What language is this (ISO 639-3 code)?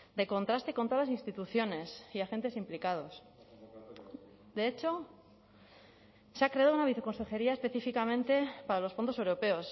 spa